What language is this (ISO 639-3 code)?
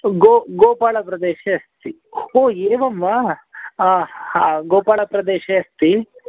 san